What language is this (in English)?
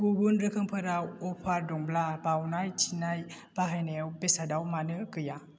Bodo